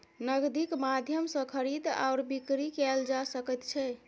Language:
Maithili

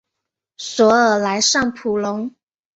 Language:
Chinese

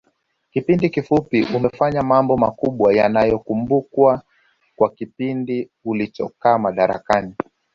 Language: Swahili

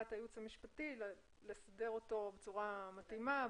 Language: Hebrew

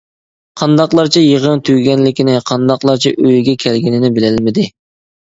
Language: Uyghur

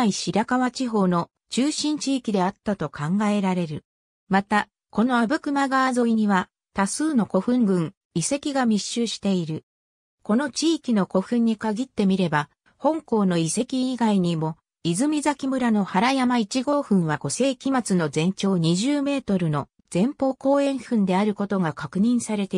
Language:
Japanese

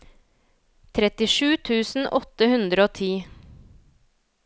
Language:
Norwegian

